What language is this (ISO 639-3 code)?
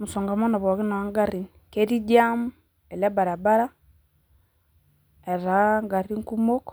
mas